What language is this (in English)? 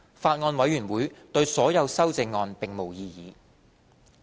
Cantonese